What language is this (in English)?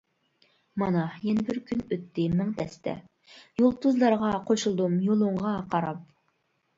Uyghur